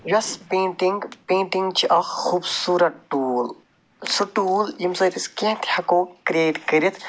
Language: Kashmiri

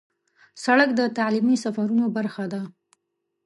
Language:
Pashto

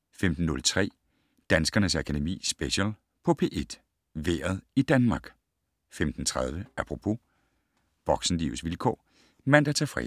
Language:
Danish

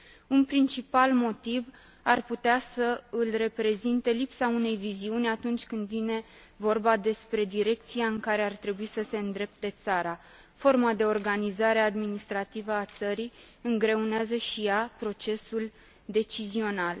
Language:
Romanian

